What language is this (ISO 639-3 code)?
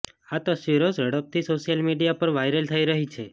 guj